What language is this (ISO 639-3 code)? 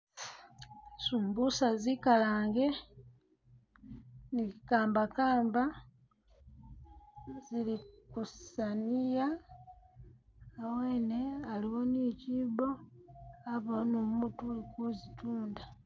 myx